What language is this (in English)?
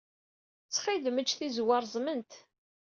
Kabyle